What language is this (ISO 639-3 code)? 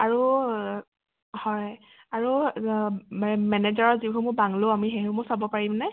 asm